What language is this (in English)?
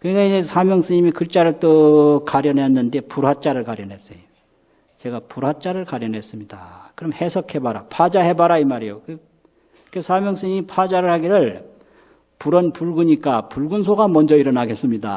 Korean